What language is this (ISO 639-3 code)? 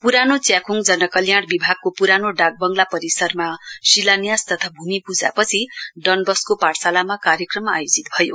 nep